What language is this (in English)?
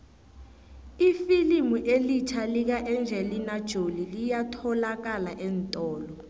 South Ndebele